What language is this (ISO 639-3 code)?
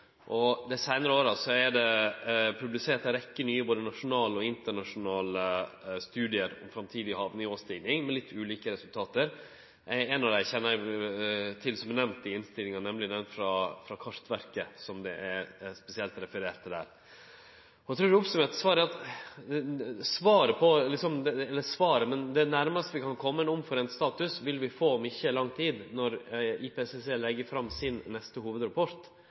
nno